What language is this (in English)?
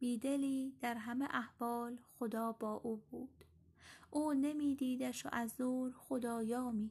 Persian